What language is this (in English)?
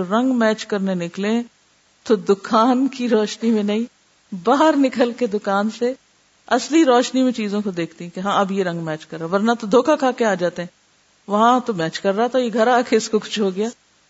Urdu